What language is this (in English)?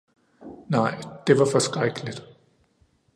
Danish